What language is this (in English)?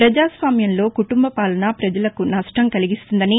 Telugu